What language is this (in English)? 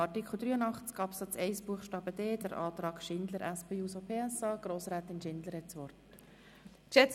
Swiss German